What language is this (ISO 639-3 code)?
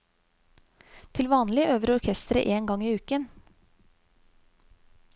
nor